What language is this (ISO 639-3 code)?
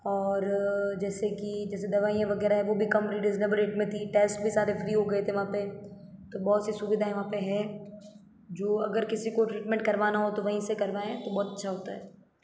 hin